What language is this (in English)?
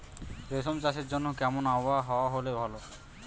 Bangla